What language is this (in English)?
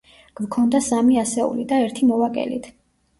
Georgian